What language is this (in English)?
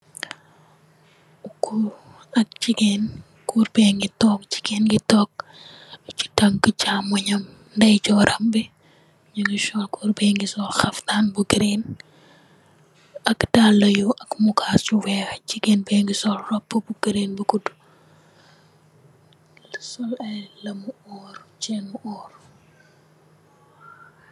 Wolof